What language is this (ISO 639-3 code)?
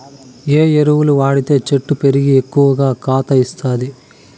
tel